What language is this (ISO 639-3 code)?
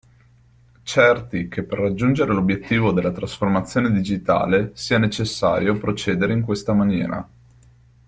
ita